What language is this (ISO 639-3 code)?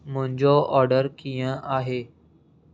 snd